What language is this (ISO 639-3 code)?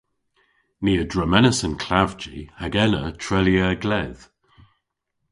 cor